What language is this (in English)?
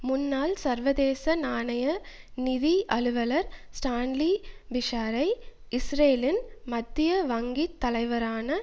Tamil